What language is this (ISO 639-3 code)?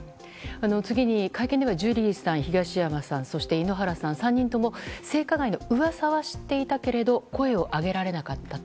jpn